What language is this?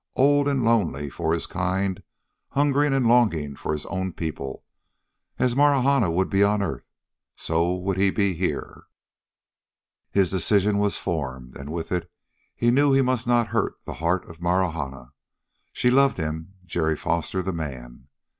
English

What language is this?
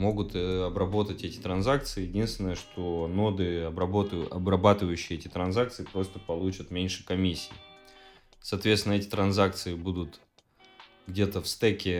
Russian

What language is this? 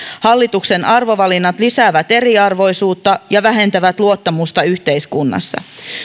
Finnish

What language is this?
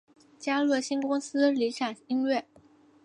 Chinese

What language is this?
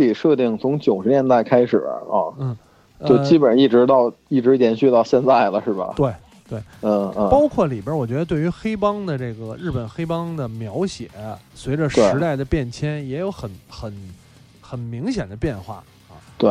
Chinese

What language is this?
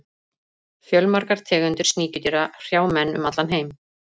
Icelandic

